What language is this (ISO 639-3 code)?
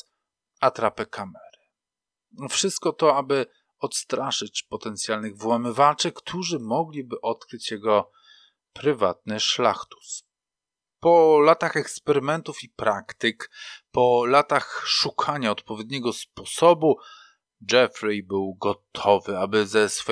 pol